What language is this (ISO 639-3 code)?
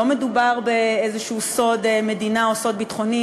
heb